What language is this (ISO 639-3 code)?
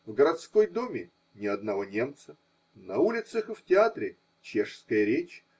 rus